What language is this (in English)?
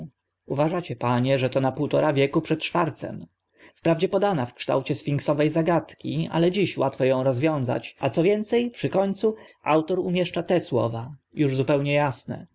Polish